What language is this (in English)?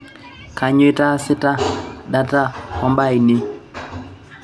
Masai